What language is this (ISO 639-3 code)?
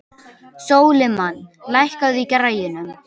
isl